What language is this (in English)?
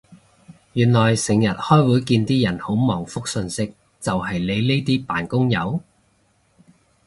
Cantonese